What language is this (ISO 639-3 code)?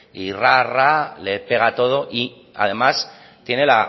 spa